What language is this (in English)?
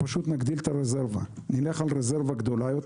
Hebrew